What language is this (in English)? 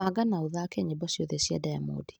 Kikuyu